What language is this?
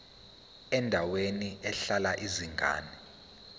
Zulu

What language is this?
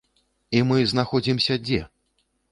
Belarusian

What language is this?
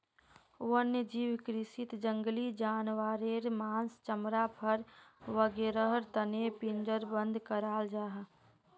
Magahi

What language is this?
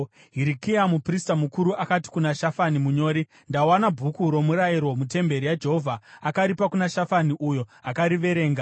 Shona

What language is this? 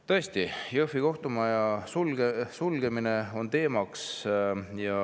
Estonian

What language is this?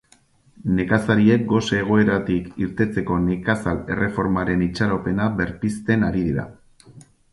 Basque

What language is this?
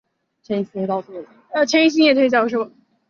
Chinese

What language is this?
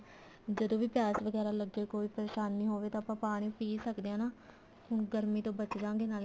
Punjabi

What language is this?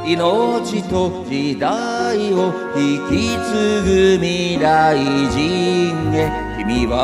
Japanese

